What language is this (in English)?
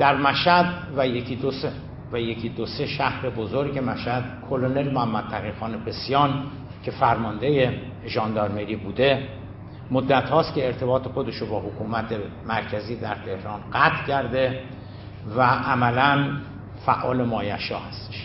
Persian